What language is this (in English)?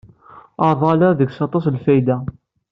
Kabyle